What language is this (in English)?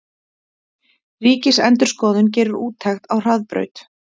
Icelandic